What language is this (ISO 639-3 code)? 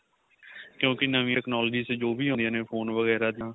pan